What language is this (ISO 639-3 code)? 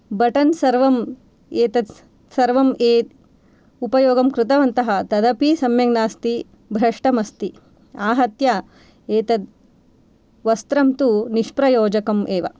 san